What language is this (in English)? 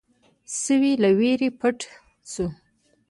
Pashto